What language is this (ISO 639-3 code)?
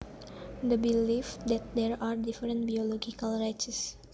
jav